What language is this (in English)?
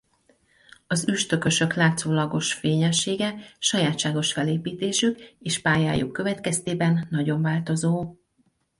Hungarian